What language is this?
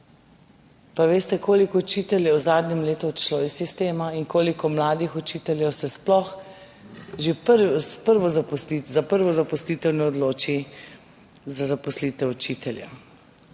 Slovenian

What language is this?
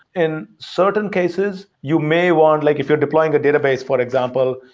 English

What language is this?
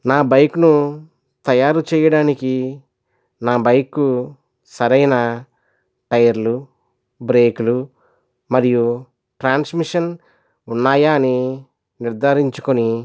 Telugu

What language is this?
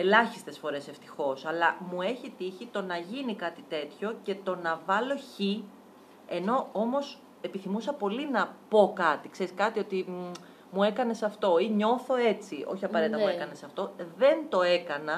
Greek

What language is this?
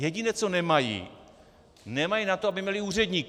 Czech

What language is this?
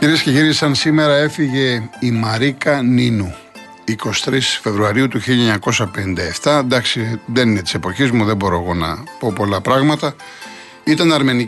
Greek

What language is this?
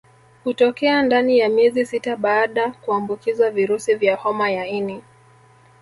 Swahili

